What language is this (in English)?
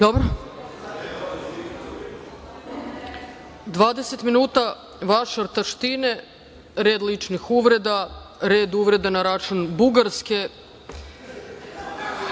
Serbian